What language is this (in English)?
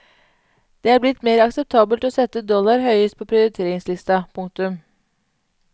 Norwegian